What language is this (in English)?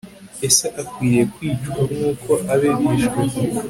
Kinyarwanda